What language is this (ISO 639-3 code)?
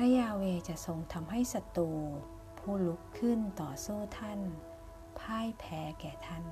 tha